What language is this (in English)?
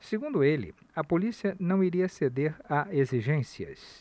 Portuguese